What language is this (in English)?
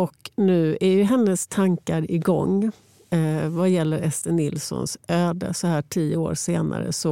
Swedish